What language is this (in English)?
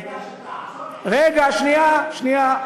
Hebrew